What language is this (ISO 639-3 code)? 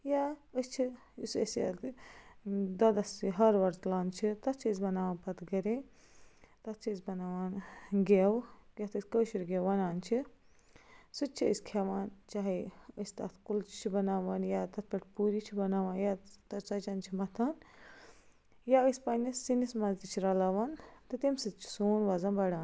kas